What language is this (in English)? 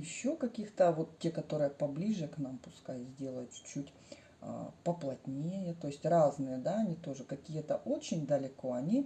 Russian